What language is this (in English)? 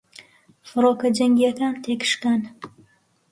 Central Kurdish